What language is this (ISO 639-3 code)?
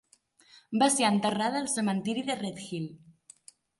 cat